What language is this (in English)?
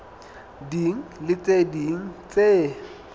Southern Sotho